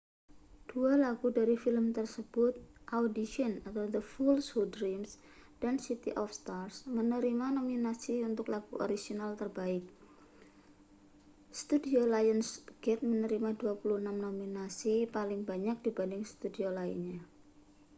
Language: Indonesian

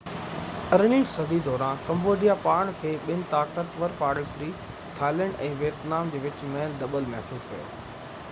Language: Sindhi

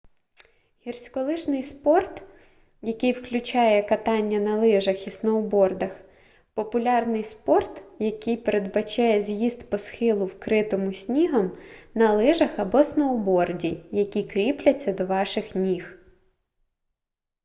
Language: Ukrainian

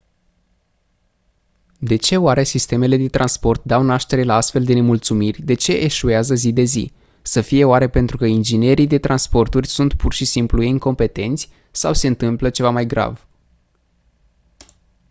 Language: Romanian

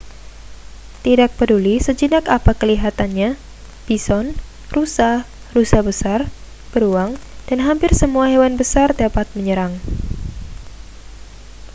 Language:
Indonesian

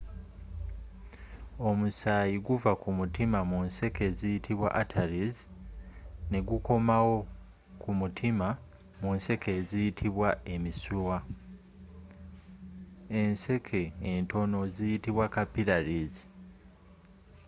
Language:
Ganda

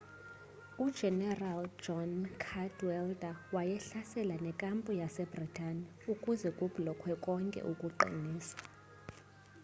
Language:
Xhosa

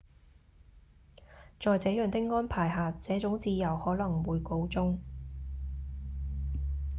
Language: Cantonese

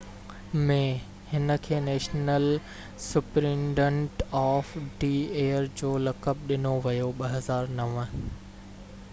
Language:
Sindhi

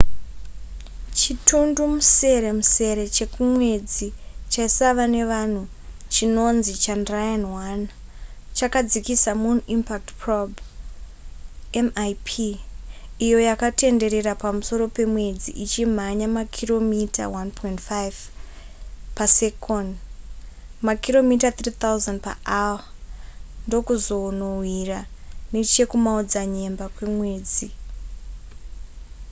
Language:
Shona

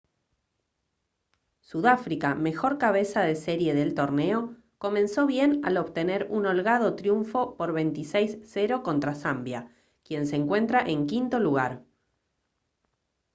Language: Spanish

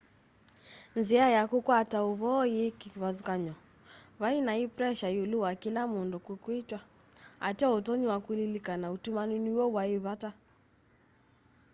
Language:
Kamba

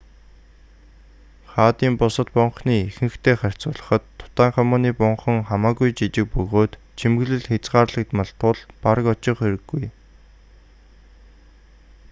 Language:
Mongolian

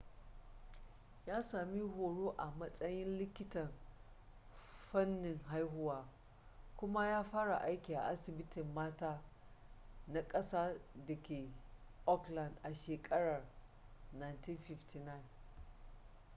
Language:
Hausa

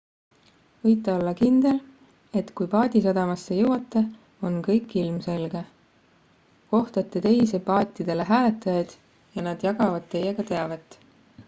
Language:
Estonian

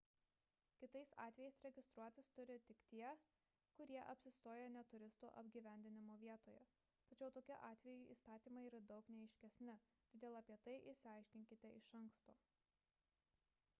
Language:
Lithuanian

